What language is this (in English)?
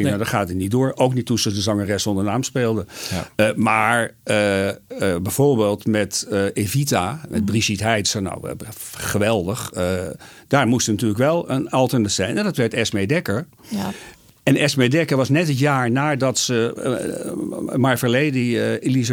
Dutch